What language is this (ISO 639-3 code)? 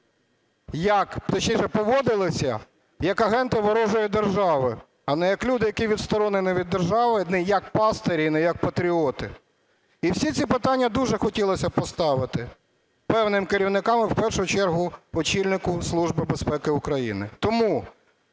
ukr